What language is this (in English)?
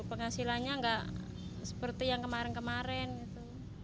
Indonesian